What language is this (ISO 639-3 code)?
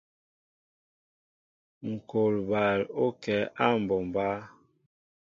mbo